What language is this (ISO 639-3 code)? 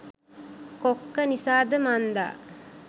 sin